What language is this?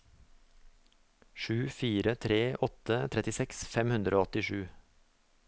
Norwegian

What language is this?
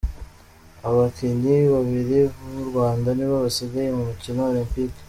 Kinyarwanda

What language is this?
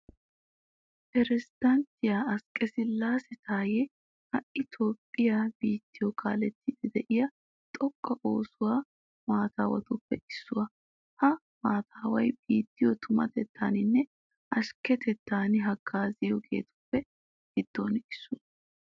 Wolaytta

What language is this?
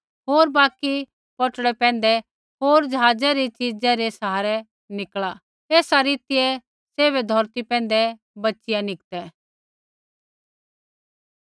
Kullu Pahari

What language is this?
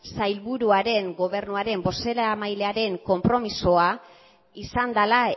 Basque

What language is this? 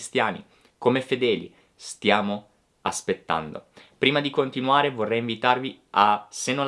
Italian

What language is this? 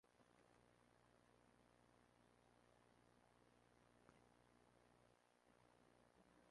Spanish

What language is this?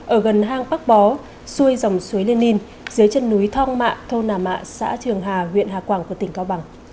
Vietnamese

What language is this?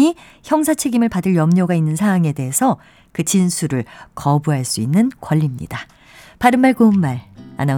Korean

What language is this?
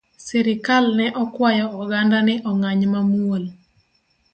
Luo (Kenya and Tanzania)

